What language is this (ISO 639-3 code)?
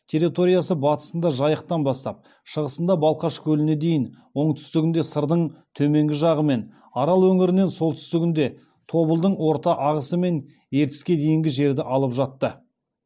kaz